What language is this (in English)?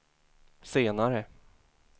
Swedish